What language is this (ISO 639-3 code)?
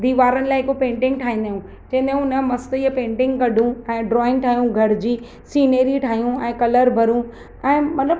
snd